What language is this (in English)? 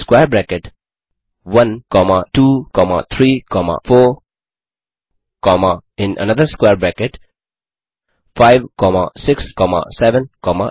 Hindi